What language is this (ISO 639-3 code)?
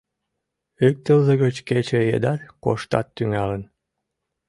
chm